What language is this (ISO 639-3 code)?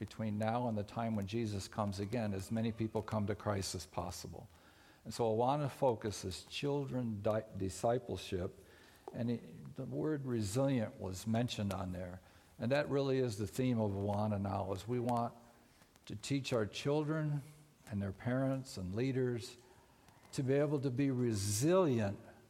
eng